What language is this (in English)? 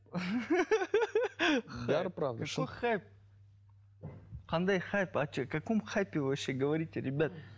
Kazakh